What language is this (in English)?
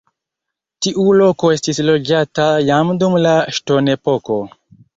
Esperanto